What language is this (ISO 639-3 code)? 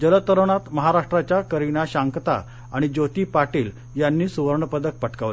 mar